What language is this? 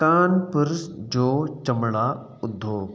Sindhi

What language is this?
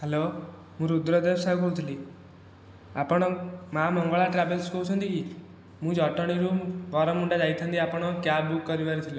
Odia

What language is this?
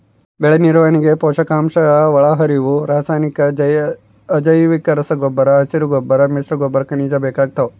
Kannada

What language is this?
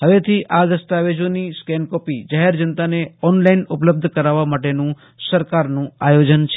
Gujarati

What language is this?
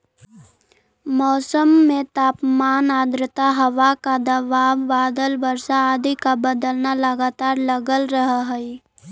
Magahi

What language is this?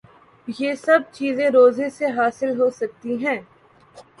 Urdu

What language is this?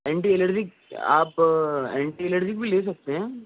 Urdu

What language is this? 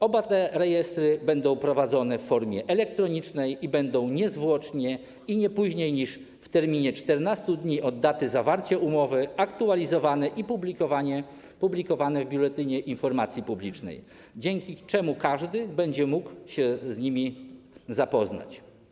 Polish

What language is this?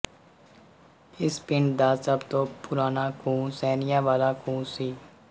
Punjabi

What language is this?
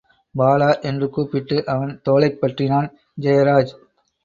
Tamil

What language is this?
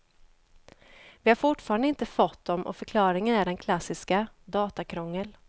Swedish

